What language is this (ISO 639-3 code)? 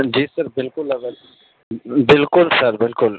urd